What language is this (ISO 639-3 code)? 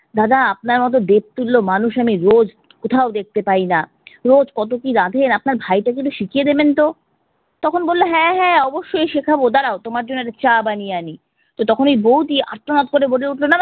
ben